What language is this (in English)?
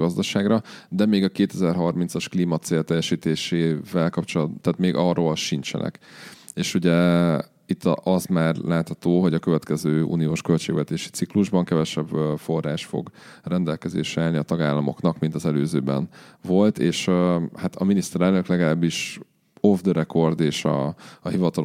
Hungarian